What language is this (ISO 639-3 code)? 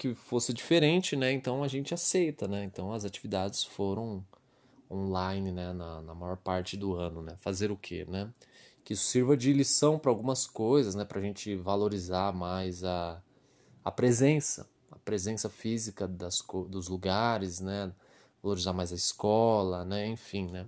por